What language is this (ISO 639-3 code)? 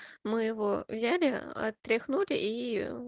rus